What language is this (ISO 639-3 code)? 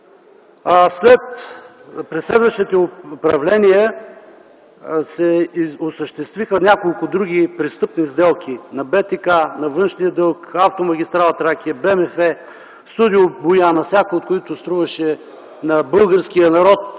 bul